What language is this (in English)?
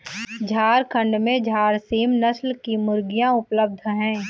Hindi